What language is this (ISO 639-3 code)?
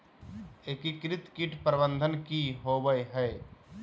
mag